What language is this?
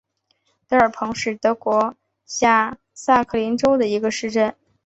Chinese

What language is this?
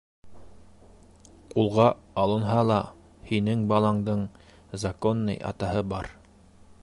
Bashkir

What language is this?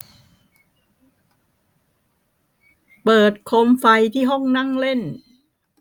Thai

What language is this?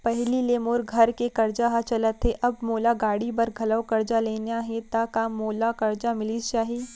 Chhattisgarhi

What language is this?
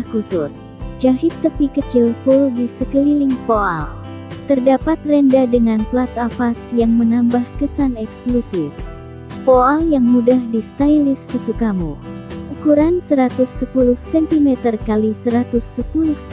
Indonesian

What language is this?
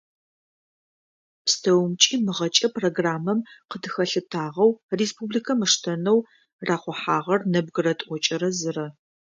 Adyghe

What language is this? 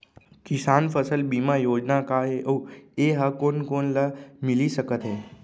Chhattisgarhi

